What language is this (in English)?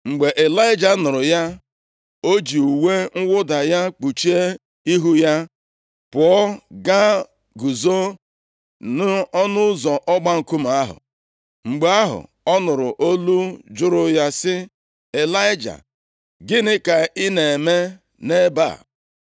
Igbo